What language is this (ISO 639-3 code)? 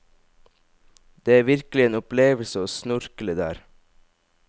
nor